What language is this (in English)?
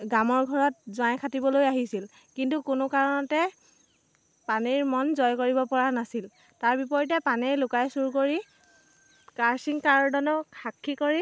Assamese